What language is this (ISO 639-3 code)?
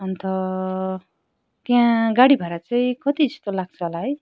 nep